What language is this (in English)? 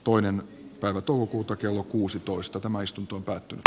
Finnish